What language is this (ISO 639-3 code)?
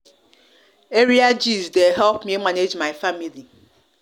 pcm